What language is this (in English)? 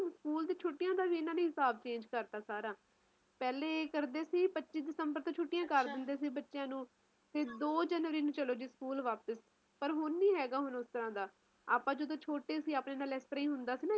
Punjabi